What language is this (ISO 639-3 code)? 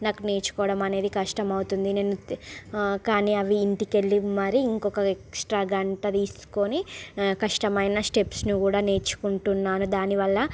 tel